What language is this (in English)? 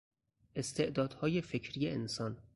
Persian